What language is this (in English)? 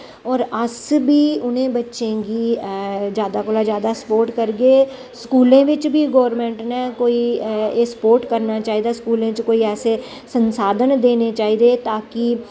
Dogri